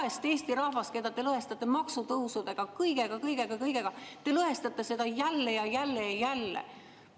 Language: Estonian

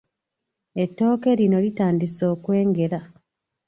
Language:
Ganda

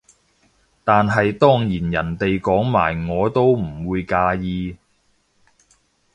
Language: Cantonese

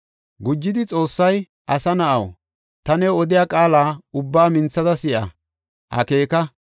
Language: Gofa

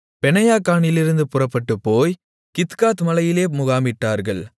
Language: Tamil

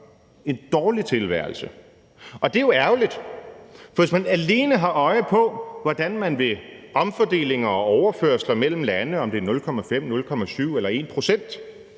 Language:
Danish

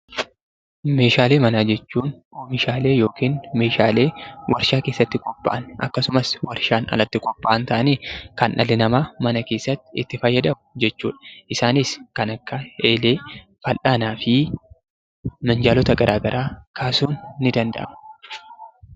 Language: Oromo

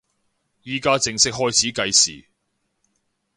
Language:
Cantonese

